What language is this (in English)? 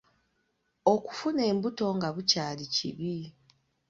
Ganda